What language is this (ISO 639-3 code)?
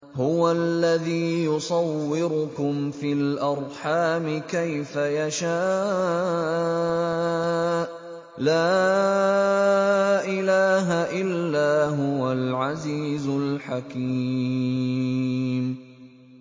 ara